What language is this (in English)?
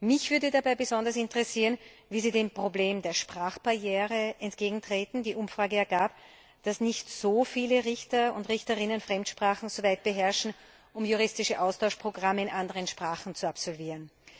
German